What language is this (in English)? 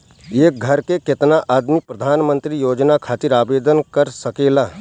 Bhojpuri